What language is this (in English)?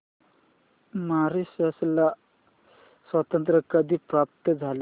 Marathi